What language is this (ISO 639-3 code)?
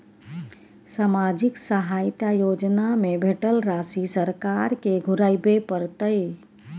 mai